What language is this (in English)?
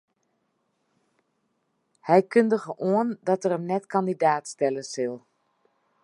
Western Frisian